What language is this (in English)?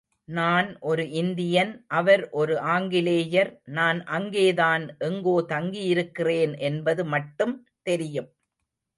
Tamil